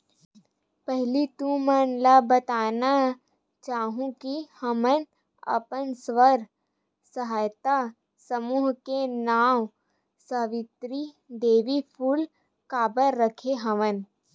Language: Chhattisgarhi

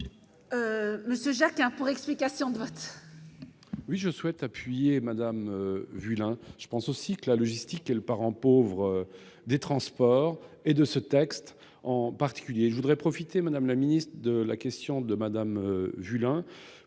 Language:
French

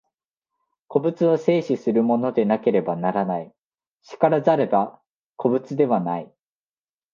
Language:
Japanese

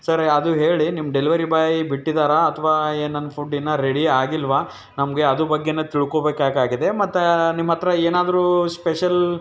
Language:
Kannada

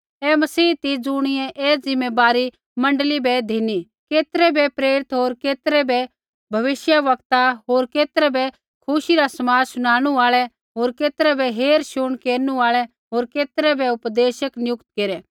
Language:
Kullu Pahari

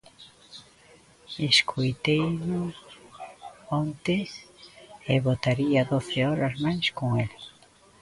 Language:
Galician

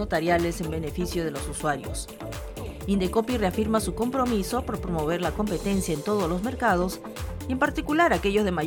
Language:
Spanish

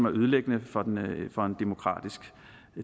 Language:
Danish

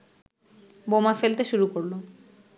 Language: Bangla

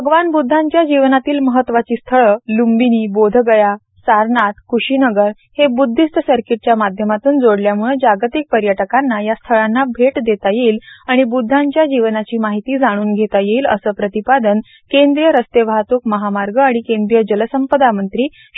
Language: Marathi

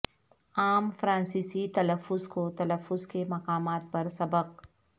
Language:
Urdu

